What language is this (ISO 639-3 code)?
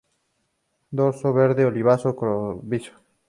spa